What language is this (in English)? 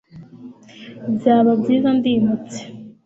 Kinyarwanda